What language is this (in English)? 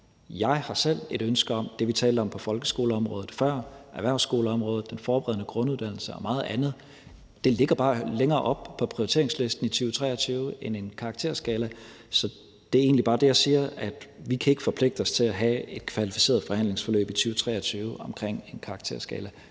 Danish